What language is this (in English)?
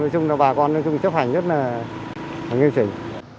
Vietnamese